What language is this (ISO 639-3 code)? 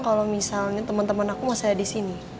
ind